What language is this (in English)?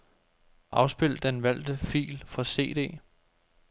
Danish